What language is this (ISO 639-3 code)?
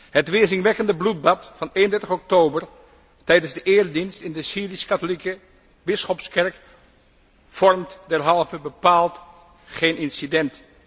nld